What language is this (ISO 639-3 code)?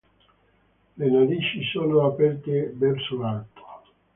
ita